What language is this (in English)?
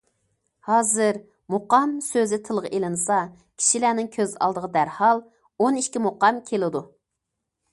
Uyghur